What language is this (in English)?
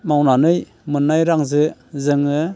Bodo